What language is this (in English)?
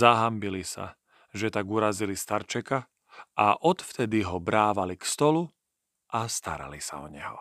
Slovak